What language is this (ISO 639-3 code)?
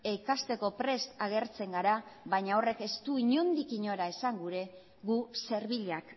eus